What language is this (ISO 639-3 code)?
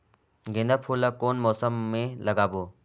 hne